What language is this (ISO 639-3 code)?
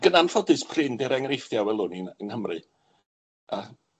cym